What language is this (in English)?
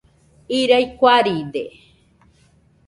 Nüpode Huitoto